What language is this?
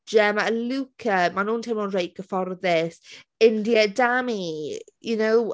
Welsh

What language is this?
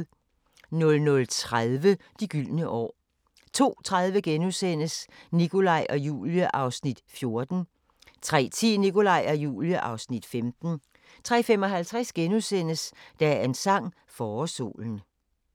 Danish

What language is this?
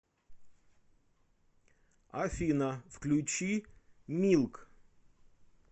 Russian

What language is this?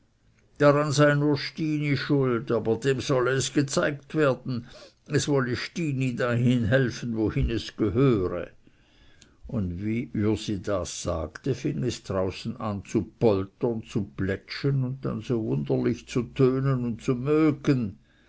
German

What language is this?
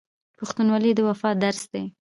Pashto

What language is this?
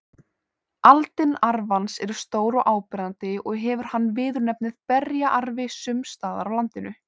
Icelandic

